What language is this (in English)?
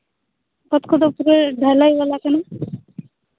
Santali